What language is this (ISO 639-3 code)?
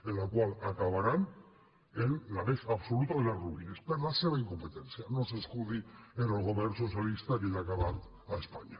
cat